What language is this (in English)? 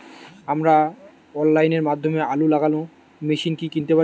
Bangla